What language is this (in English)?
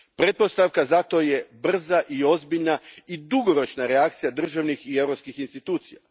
Croatian